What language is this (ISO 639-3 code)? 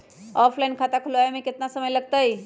mag